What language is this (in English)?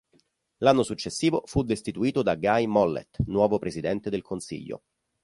Italian